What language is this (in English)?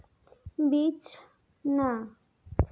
Santali